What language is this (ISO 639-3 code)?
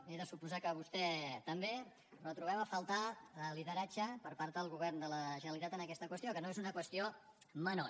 cat